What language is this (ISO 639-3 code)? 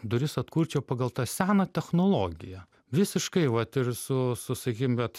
lit